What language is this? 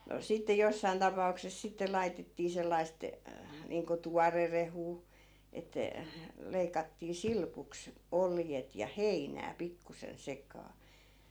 Finnish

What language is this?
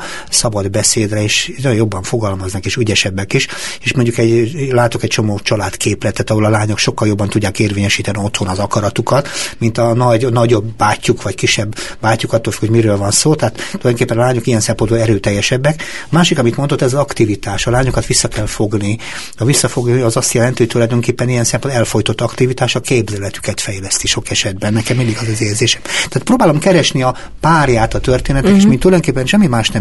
Hungarian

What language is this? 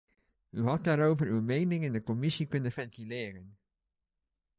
Dutch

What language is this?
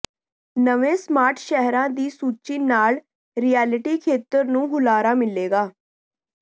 Punjabi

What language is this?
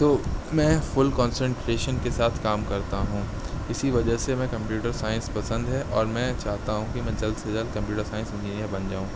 Urdu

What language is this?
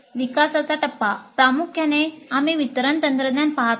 Marathi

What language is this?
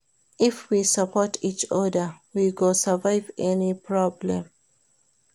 Nigerian Pidgin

